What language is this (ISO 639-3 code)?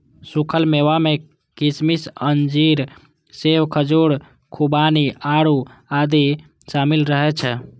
mai